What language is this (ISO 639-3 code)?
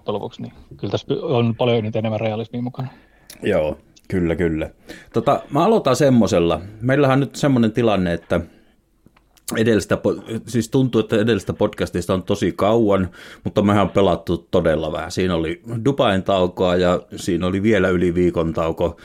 fin